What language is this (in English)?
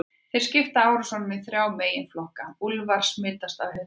Icelandic